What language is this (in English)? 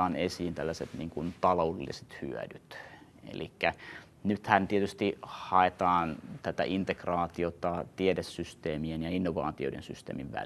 Finnish